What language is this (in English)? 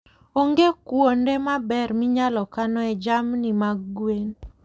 Luo (Kenya and Tanzania)